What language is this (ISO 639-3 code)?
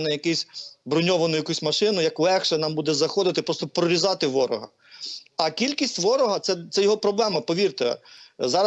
ukr